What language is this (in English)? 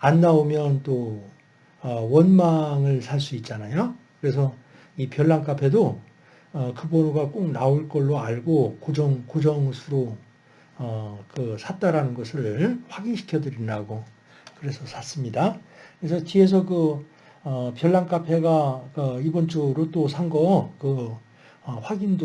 Korean